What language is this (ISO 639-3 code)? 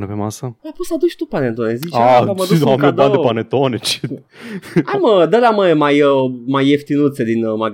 ron